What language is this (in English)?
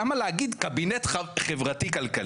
Hebrew